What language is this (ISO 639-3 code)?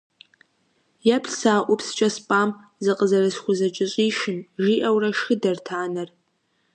kbd